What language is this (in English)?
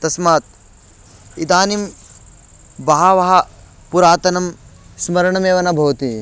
Sanskrit